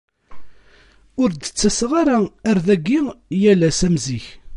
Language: Kabyle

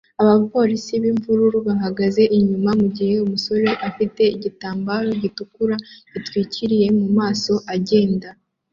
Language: Kinyarwanda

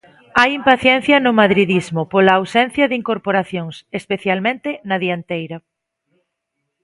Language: Galician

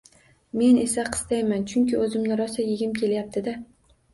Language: Uzbek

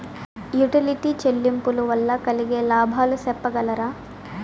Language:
Telugu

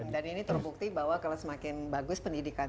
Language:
Indonesian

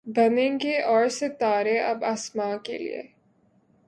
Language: Urdu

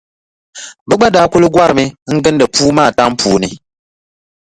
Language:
Dagbani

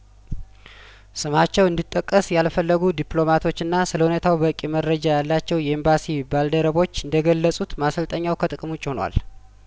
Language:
Amharic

